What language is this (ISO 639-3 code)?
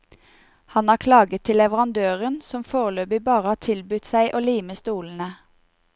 nor